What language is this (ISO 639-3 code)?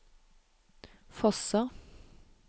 nor